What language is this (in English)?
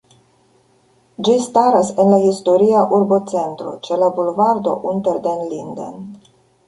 Esperanto